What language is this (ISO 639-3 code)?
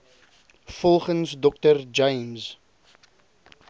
afr